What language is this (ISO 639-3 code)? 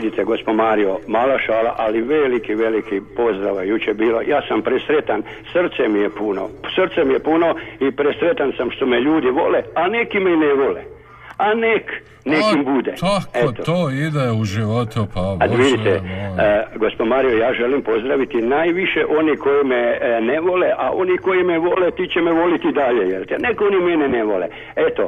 hrv